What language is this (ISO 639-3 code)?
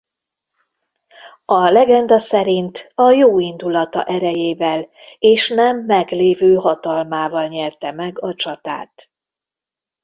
hun